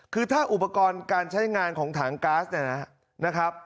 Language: Thai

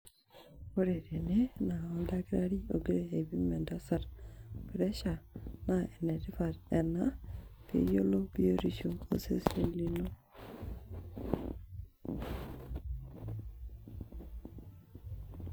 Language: Masai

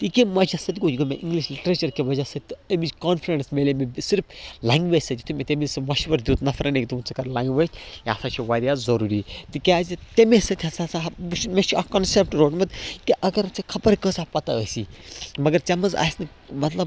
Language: Kashmiri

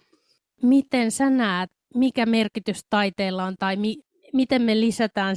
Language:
Finnish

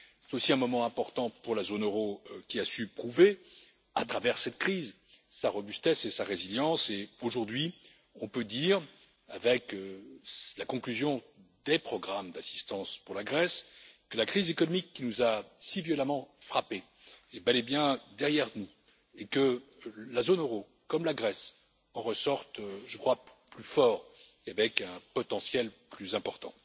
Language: French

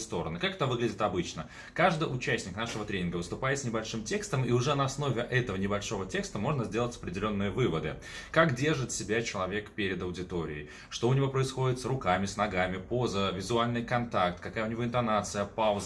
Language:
Russian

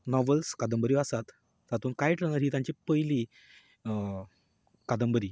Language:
Konkani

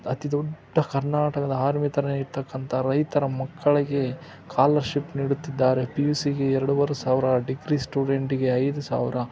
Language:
Kannada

